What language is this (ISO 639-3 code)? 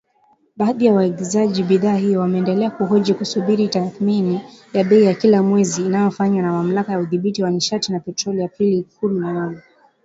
swa